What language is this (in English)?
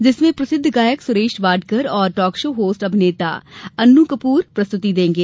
Hindi